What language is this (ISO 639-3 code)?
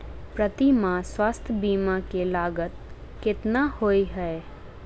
mai